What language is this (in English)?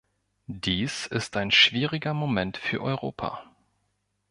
German